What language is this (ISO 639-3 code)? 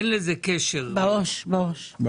heb